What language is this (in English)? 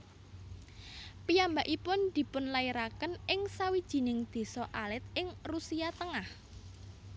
Javanese